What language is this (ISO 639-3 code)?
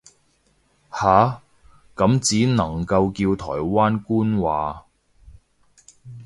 yue